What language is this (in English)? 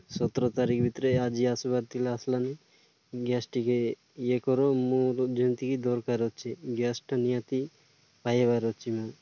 Odia